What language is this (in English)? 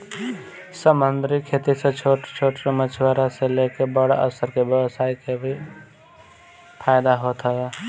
Bhojpuri